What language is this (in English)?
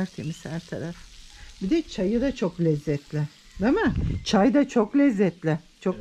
Turkish